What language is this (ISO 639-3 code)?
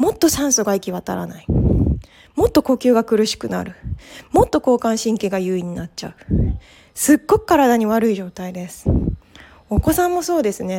jpn